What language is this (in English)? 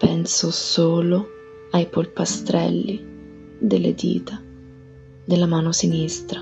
Italian